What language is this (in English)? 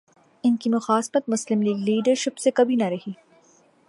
Urdu